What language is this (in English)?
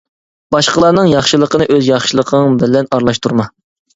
Uyghur